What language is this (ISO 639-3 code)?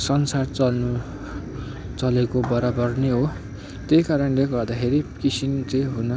nep